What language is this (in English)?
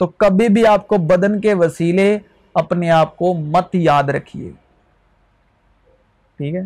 Urdu